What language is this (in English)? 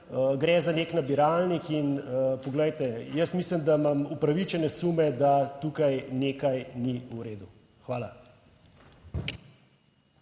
Slovenian